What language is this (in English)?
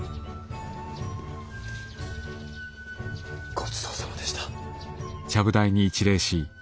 Japanese